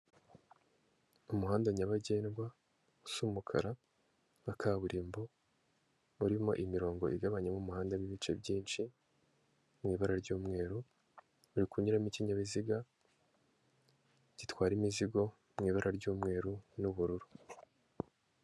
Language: Kinyarwanda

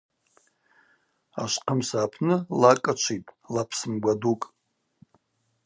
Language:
Abaza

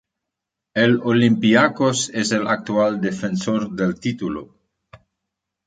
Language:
Spanish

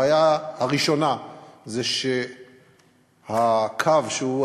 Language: Hebrew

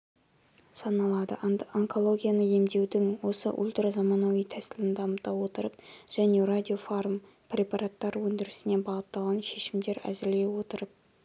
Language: Kazakh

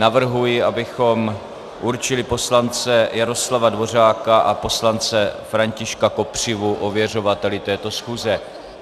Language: Czech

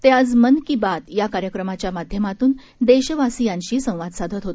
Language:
Marathi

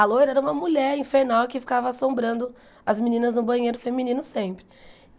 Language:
Portuguese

